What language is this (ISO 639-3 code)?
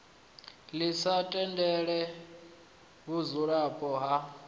ven